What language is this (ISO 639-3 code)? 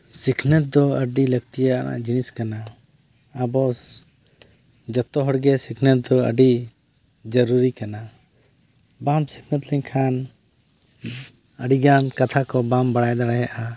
sat